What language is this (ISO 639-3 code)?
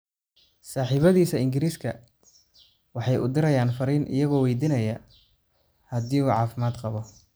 som